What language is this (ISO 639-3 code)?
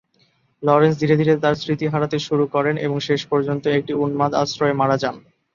ben